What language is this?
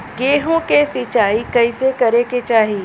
Bhojpuri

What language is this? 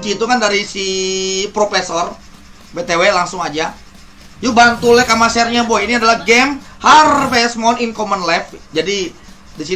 Indonesian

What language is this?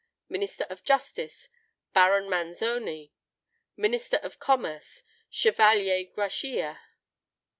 English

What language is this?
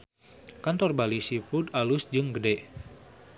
Sundanese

